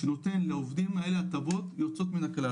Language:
Hebrew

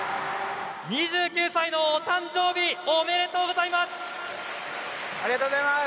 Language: Japanese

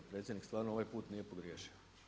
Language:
Croatian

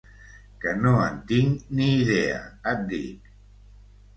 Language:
Catalan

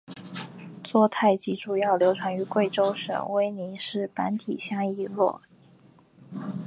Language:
Chinese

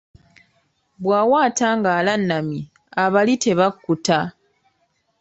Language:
Ganda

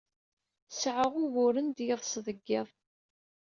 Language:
Kabyle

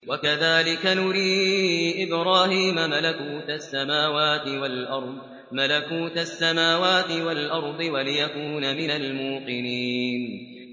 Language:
Arabic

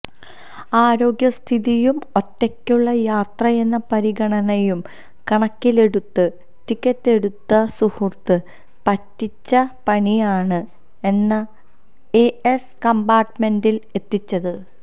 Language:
Malayalam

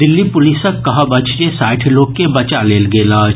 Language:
Maithili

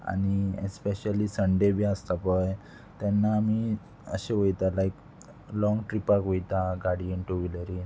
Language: Konkani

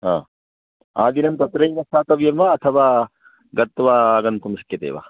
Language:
Sanskrit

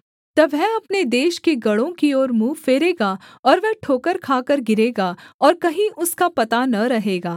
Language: Hindi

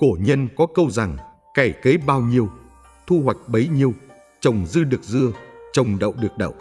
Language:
Vietnamese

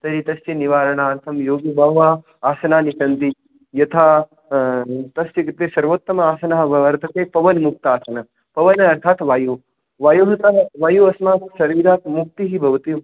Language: Sanskrit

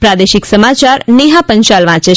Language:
Gujarati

